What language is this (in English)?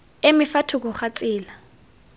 Tswana